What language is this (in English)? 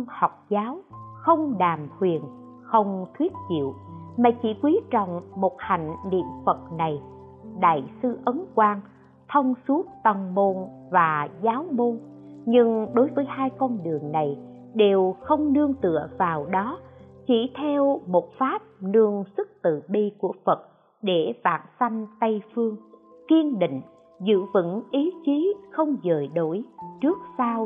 Vietnamese